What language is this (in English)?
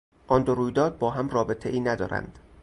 Persian